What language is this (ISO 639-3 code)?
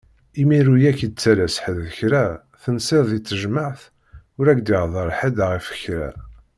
kab